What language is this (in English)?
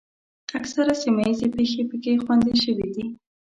Pashto